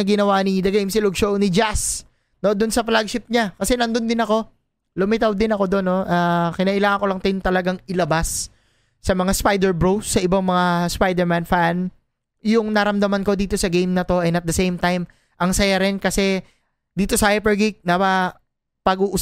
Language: Filipino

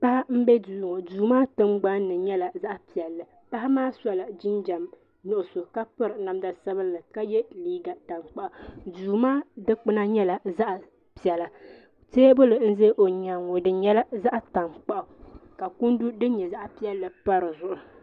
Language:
Dagbani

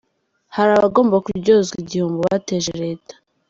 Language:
Kinyarwanda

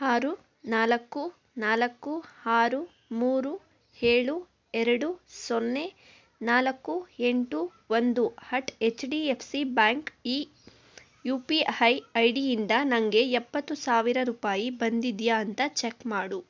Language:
Kannada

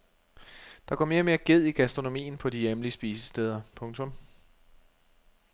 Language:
Danish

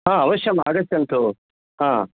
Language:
Sanskrit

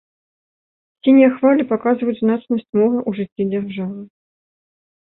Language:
Belarusian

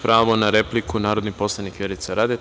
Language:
Serbian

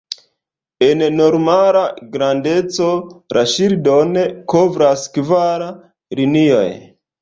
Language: Esperanto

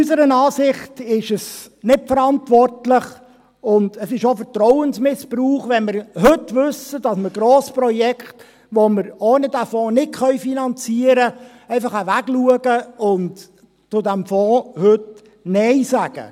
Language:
Swiss German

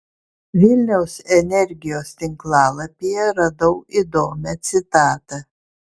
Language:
Lithuanian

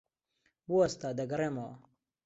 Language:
Central Kurdish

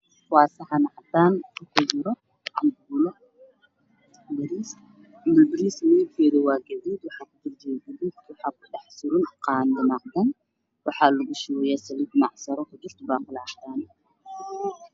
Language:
Somali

